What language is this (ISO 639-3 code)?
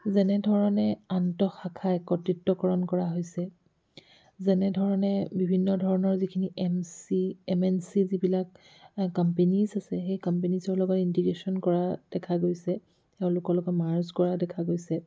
asm